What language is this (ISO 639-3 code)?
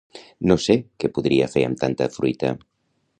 cat